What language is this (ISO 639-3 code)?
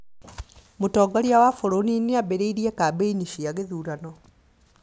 kik